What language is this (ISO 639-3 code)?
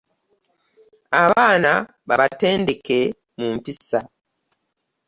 lug